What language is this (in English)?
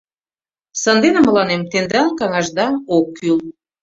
Mari